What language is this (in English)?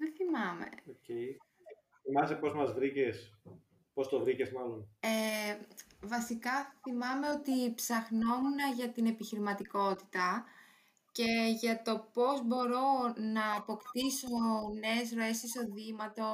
Greek